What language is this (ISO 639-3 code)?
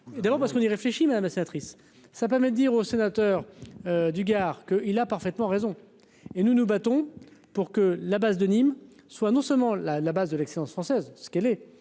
fra